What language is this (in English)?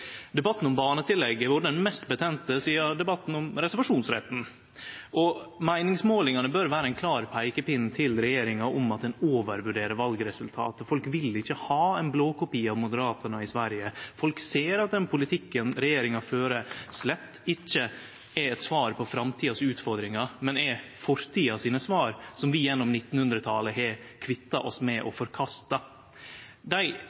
Norwegian Nynorsk